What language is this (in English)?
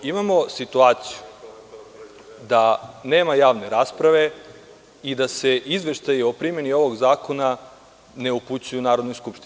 Serbian